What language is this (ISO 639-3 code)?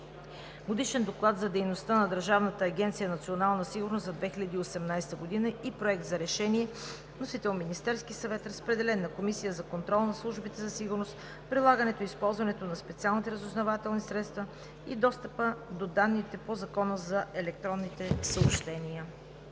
bul